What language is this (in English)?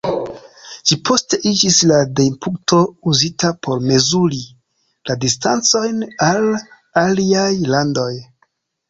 Esperanto